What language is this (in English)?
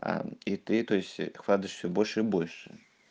Russian